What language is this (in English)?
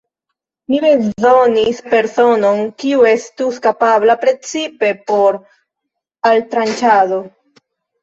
Esperanto